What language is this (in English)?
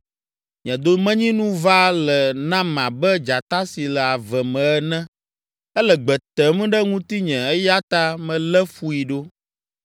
Ewe